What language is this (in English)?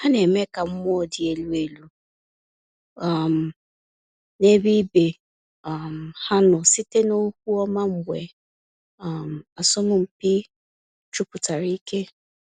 Igbo